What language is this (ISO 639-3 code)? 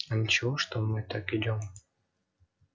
rus